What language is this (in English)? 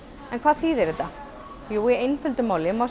Icelandic